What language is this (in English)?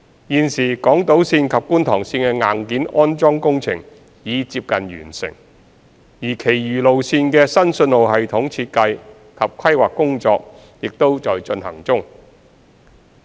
Cantonese